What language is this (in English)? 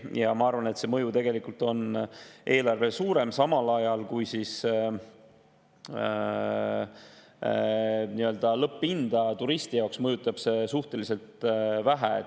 Estonian